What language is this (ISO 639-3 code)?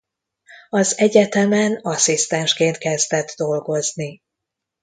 hun